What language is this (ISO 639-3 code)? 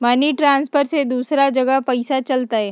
mag